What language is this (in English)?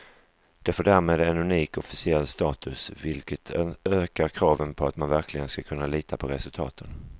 Swedish